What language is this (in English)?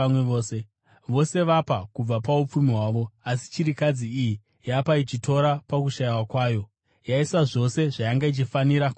Shona